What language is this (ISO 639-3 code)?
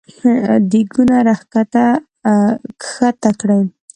pus